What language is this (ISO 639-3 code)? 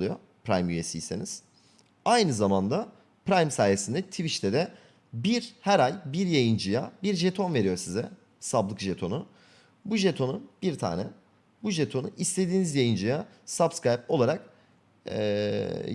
tur